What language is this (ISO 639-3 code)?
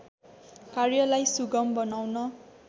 nep